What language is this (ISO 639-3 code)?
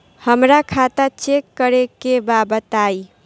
bho